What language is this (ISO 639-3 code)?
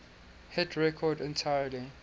eng